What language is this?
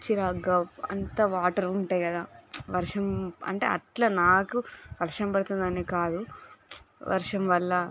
Telugu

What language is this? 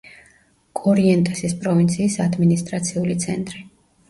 Georgian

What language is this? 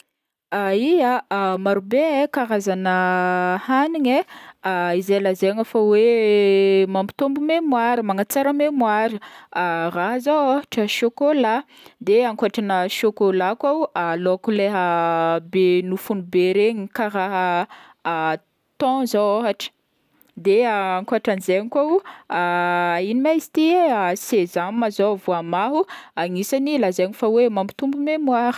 Northern Betsimisaraka Malagasy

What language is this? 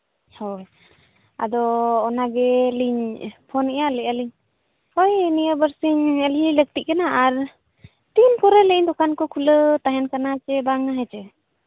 Santali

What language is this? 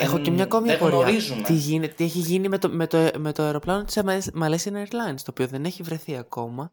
Greek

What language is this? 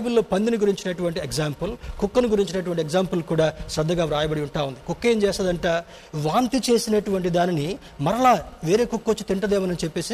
Telugu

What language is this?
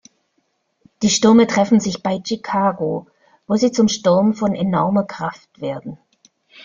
German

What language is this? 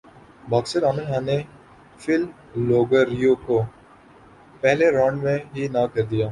Urdu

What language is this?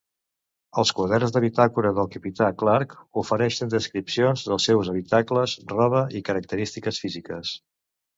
Catalan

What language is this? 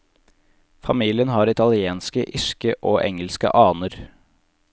Norwegian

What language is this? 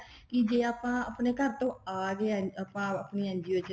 Punjabi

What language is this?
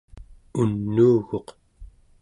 Central Yupik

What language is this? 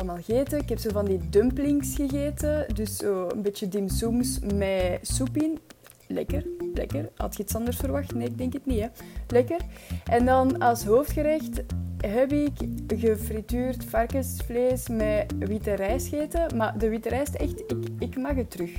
Dutch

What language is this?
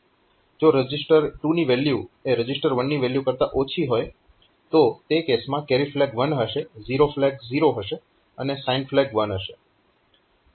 Gujarati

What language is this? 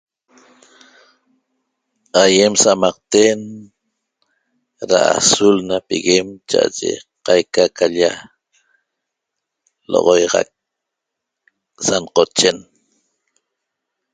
Toba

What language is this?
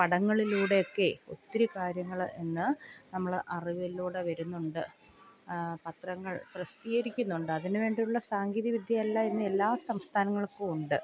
Malayalam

